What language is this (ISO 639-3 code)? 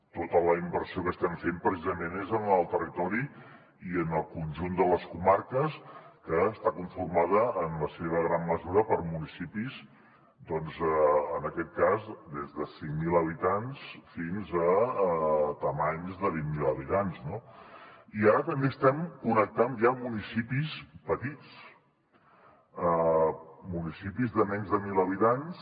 cat